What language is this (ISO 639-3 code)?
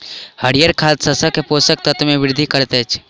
mai